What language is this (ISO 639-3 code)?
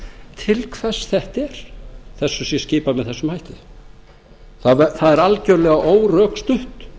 isl